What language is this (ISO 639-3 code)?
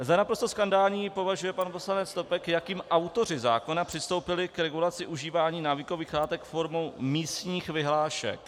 ces